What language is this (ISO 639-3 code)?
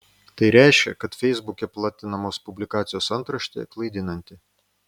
lit